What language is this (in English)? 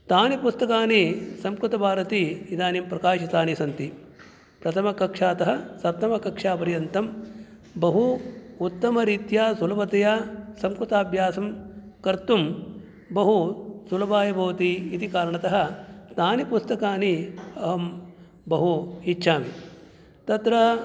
Sanskrit